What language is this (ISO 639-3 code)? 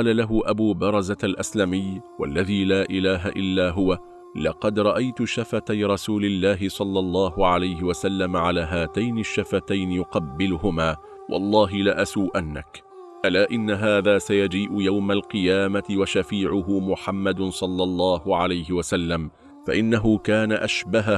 ara